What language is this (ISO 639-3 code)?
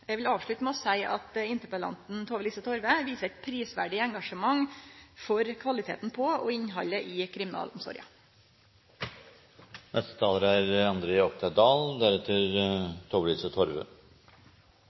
nor